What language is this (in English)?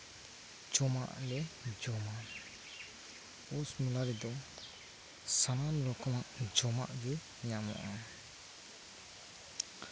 Santali